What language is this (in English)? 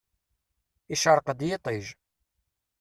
Kabyle